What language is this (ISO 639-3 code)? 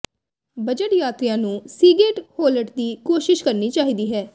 pan